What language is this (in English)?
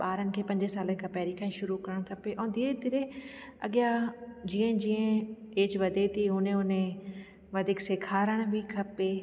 Sindhi